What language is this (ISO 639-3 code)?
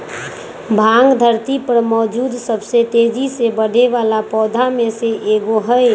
mag